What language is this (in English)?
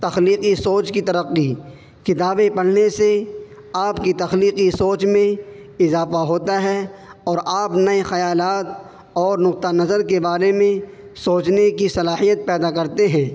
Urdu